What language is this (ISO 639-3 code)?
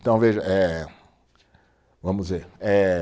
por